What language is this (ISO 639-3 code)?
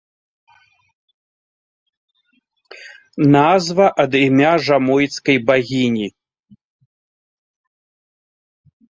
bel